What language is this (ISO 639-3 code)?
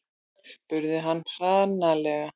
isl